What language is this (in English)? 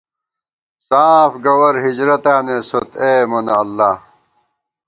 Gawar-Bati